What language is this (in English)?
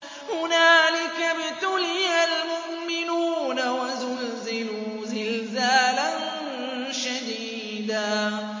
Arabic